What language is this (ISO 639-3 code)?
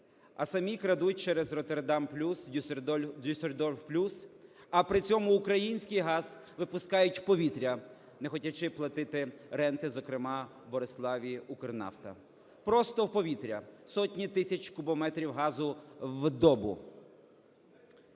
ukr